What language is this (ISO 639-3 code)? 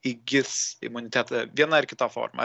lit